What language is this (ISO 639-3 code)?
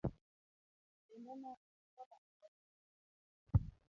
luo